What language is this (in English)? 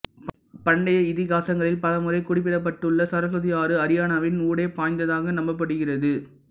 Tamil